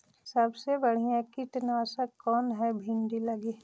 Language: Magahi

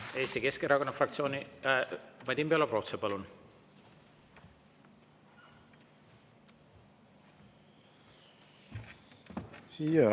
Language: Estonian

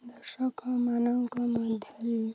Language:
Odia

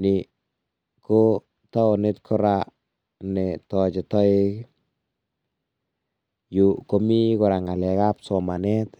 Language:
Kalenjin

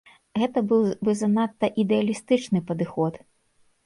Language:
Belarusian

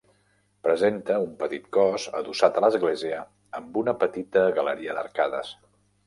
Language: Catalan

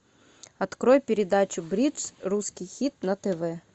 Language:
Russian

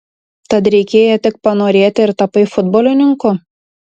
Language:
Lithuanian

